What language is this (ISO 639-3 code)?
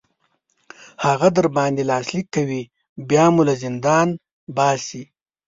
pus